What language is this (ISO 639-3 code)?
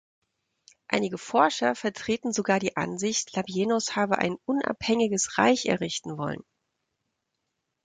deu